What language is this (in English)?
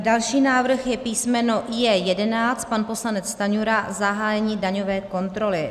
Czech